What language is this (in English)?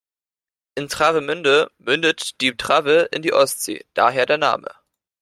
German